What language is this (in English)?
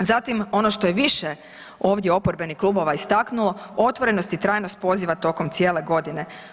Croatian